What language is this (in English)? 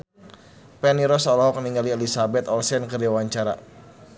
Sundanese